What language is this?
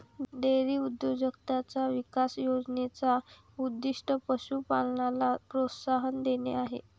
Marathi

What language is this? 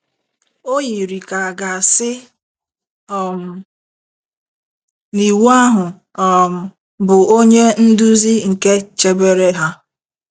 Igbo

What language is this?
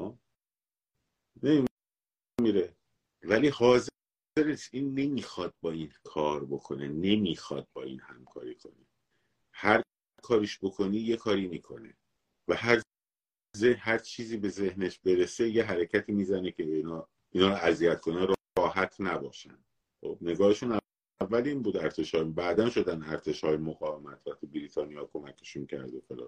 Persian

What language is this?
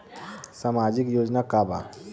Bhojpuri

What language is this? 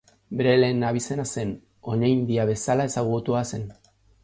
Basque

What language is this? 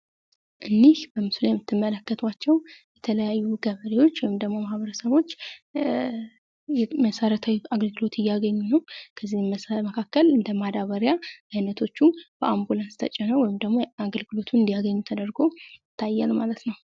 Amharic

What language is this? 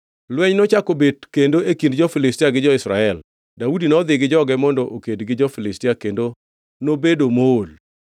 Luo (Kenya and Tanzania)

